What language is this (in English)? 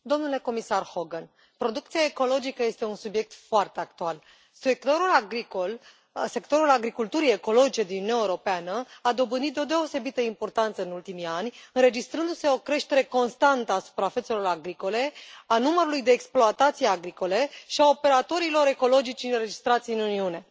Romanian